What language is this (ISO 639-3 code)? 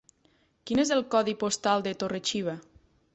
cat